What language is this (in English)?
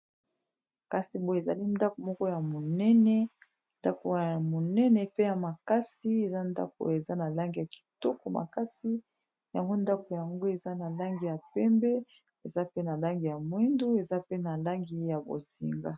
Lingala